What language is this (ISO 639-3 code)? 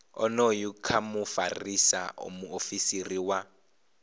ven